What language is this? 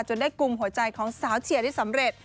Thai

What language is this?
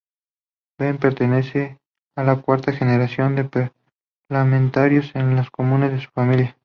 Spanish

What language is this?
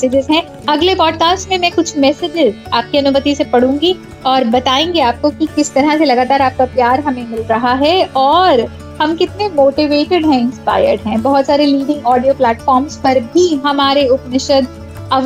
Hindi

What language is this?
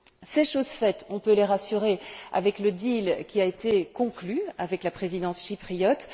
French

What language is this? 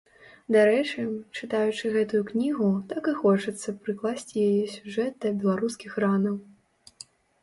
Belarusian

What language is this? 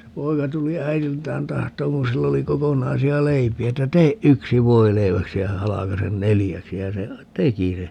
Finnish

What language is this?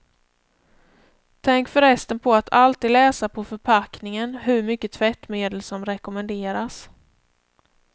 Swedish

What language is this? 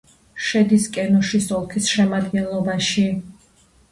Georgian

